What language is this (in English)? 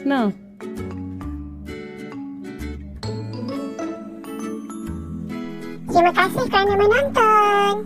Malay